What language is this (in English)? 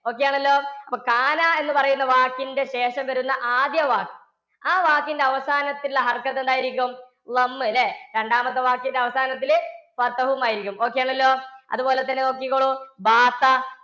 Malayalam